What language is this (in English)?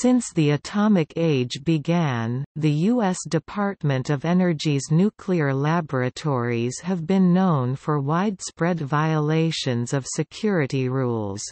English